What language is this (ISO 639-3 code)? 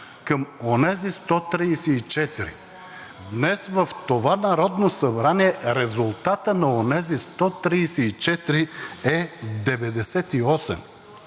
bul